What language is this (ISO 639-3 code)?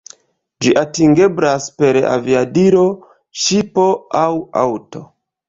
epo